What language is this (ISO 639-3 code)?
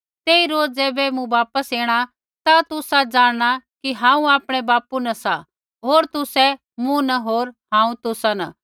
kfx